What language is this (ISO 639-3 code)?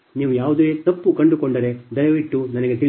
kan